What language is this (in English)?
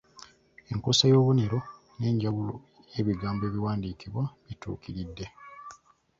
Ganda